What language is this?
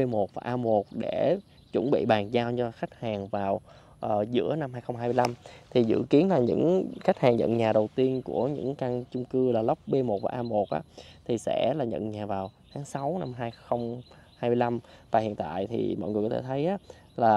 Vietnamese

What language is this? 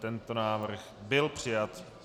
Czech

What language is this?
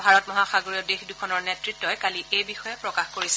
Assamese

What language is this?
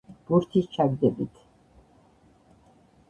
Georgian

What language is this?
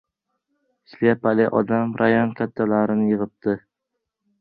Uzbek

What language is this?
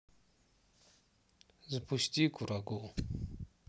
Russian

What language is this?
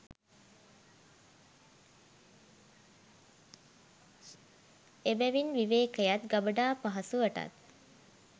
Sinhala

